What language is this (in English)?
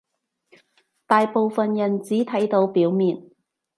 Cantonese